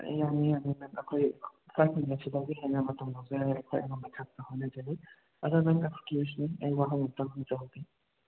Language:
Manipuri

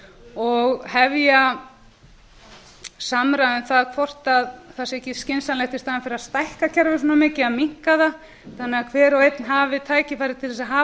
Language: Icelandic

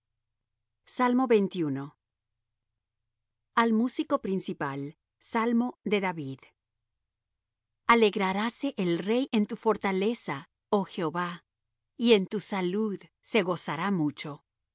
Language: Spanish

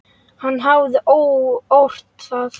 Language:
Icelandic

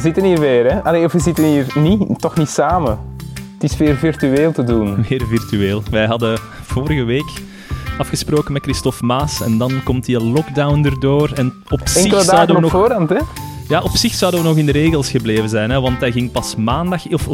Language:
Dutch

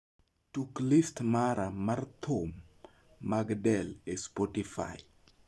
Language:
Luo (Kenya and Tanzania)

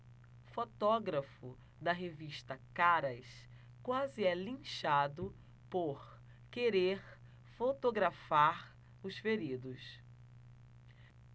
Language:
Portuguese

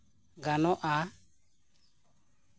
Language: Santali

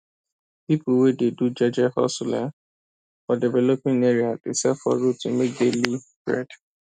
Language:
Nigerian Pidgin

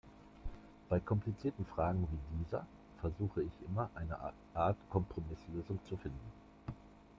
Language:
German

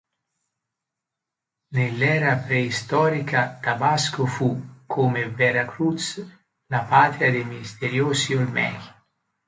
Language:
Italian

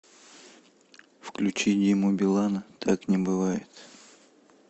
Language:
Russian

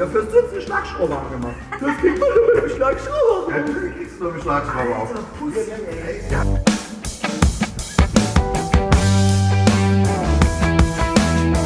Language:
German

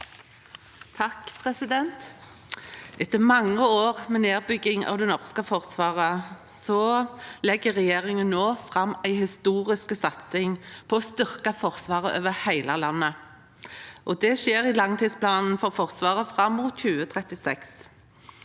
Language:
Norwegian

